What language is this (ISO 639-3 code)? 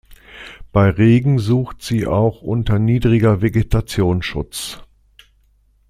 deu